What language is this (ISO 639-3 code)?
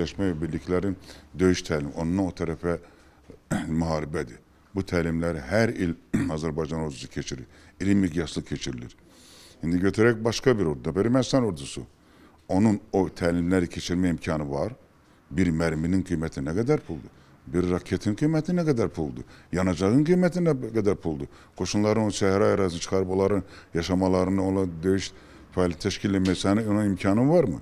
tur